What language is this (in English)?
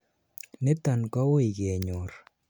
Kalenjin